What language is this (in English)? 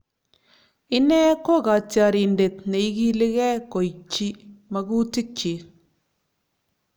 Kalenjin